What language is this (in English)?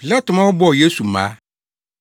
Akan